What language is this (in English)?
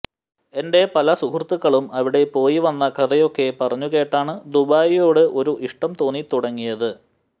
Malayalam